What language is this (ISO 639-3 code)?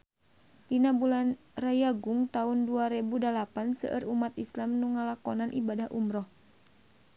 sun